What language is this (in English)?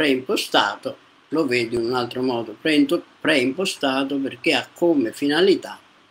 Italian